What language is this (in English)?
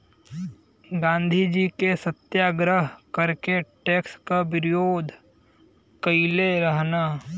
Bhojpuri